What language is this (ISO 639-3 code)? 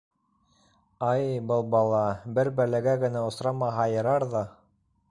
bak